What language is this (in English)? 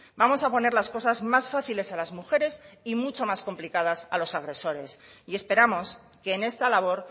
Spanish